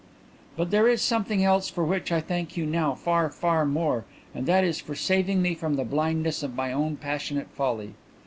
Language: English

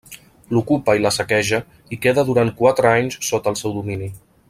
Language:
Catalan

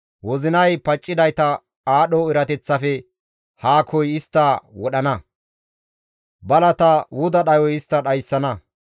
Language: Gamo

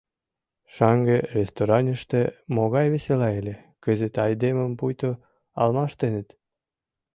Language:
Mari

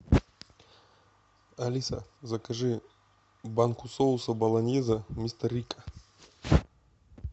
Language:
Russian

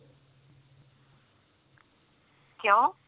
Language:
Punjabi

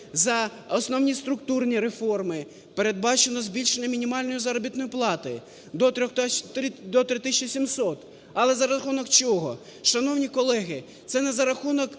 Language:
Ukrainian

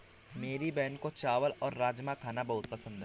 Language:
Hindi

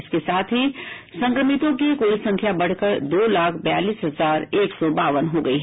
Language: Hindi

